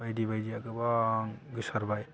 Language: Bodo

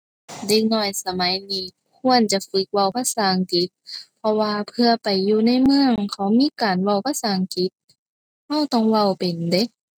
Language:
Thai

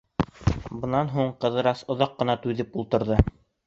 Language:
Bashkir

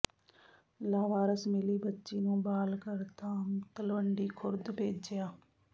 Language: Punjabi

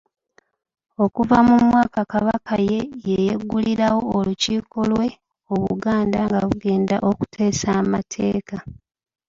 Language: Ganda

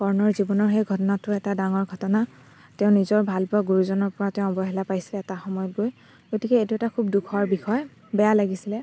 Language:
Assamese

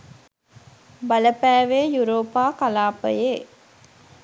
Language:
Sinhala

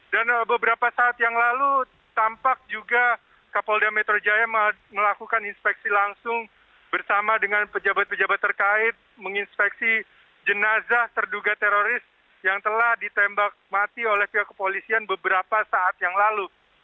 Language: Indonesian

